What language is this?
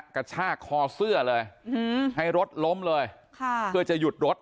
Thai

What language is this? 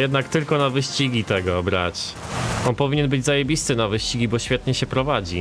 Polish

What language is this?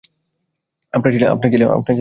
Bangla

